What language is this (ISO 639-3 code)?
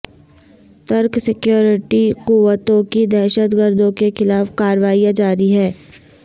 urd